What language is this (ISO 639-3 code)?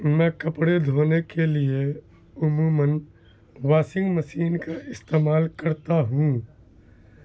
urd